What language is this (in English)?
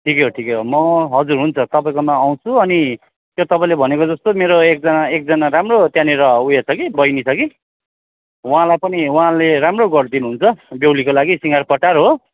Nepali